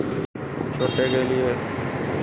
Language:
Hindi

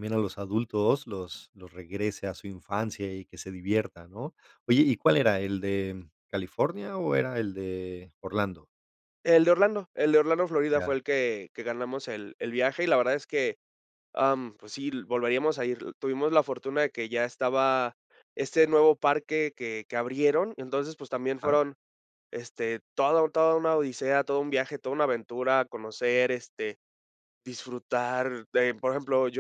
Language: Spanish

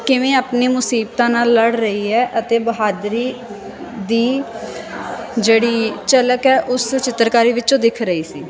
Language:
Punjabi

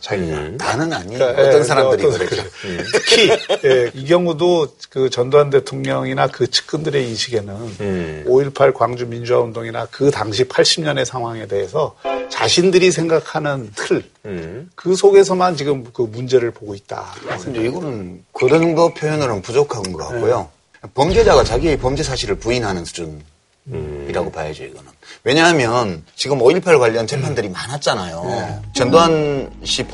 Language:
Korean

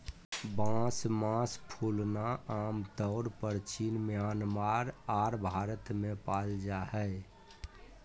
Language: Magahi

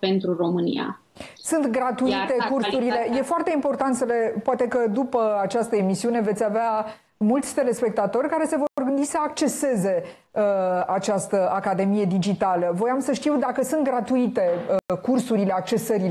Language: Romanian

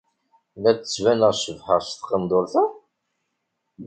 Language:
Kabyle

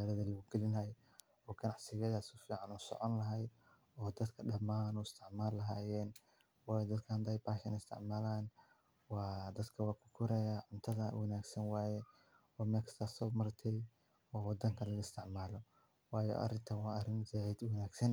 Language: Somali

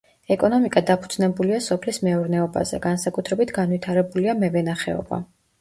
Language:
Georgian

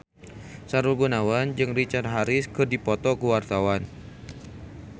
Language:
Sundanese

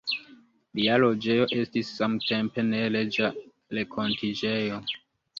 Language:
Esperanto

